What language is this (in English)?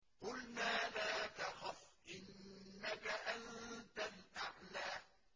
Arabic